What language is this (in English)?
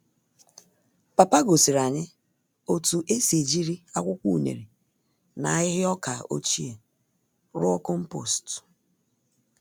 Igbo